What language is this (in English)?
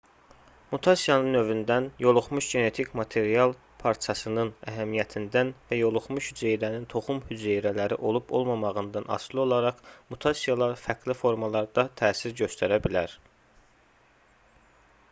Azerbaijani